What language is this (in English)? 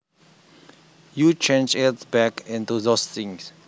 Javanese